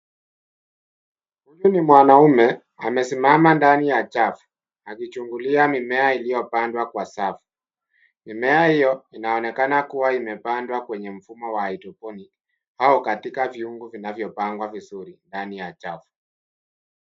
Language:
Swahili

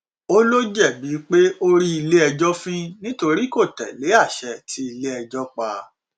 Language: Yoruba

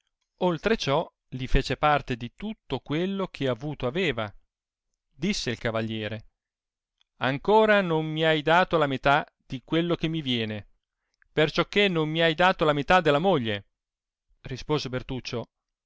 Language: Italian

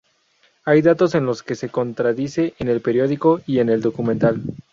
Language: Spanish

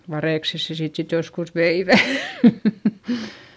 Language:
Finnish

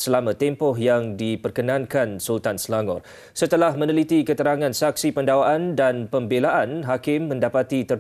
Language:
Malay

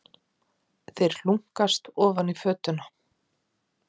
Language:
Icelandic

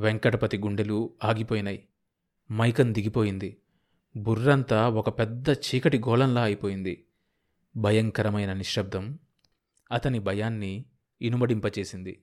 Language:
Telugu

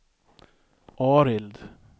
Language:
Swedish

